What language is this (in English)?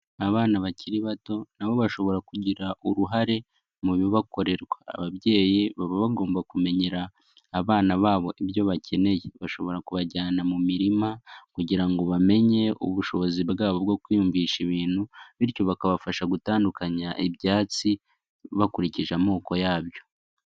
Kinyarwanda